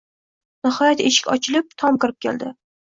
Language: Uzbek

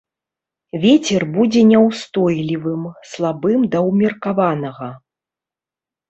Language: Belarusian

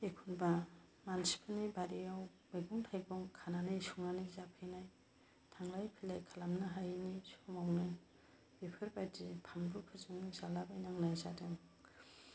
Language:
Bodo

